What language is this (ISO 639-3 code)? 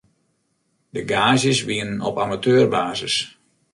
fry